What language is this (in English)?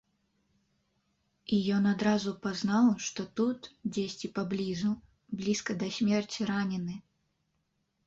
Belarusian